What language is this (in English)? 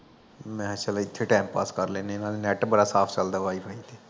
Punjabi